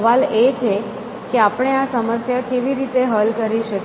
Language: Gujarati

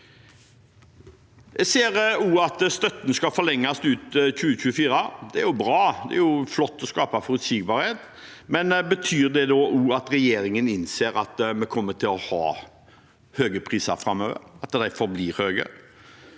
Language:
Norwegian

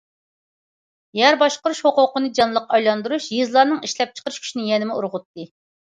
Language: Uyghur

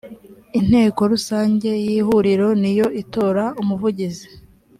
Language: Kinyarwanda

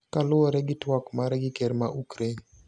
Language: Luo (Kenya and Tanzania)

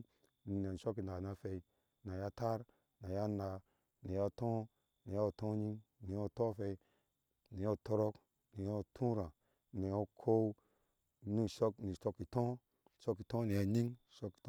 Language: Ashe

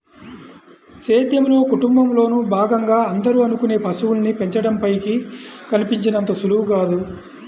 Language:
Telugu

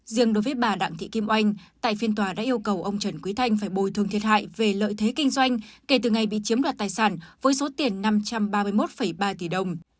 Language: Vietnamese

